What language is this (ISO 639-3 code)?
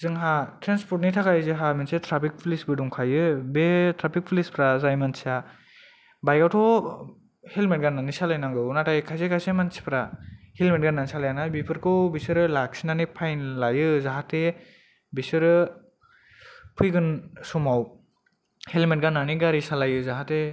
brx